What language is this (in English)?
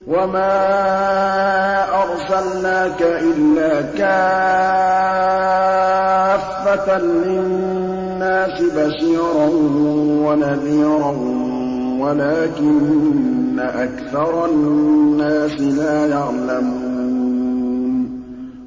Arabic